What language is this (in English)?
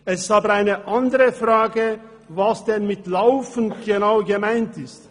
Swiss German